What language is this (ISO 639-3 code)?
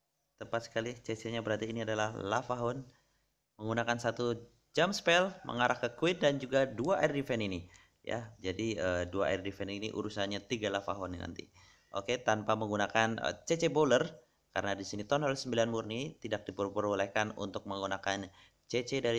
ind